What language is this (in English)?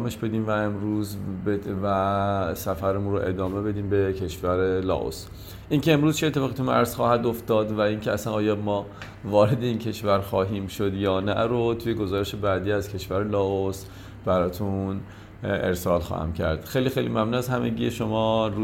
Persian